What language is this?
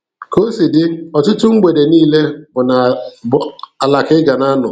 Igbo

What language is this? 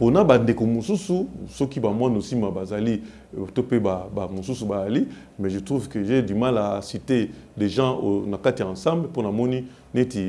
French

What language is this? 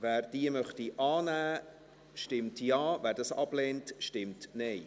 Swiss German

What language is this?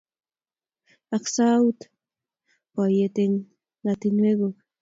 Kalenjin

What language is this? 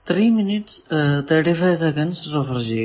Malayalam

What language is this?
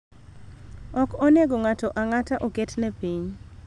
Luo (Kenya and Tanzania)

